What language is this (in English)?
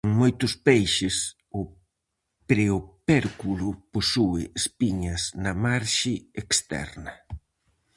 Galician